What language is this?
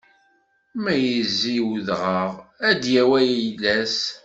Kabyle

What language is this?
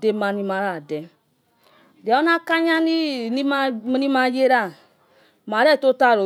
Yekhee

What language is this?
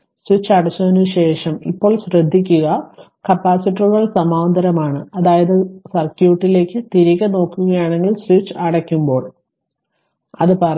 Malayalam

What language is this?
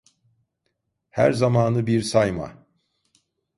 Turkish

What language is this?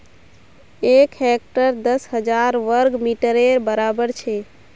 Magahi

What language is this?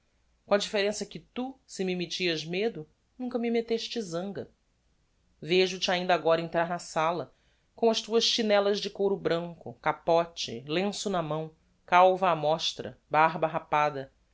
Portuguese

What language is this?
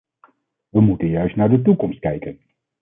Dutch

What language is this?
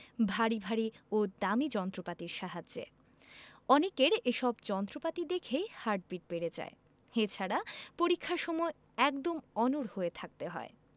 Bangla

